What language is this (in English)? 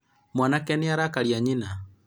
Kikuyu